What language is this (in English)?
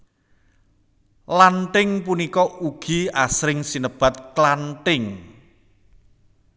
Javanese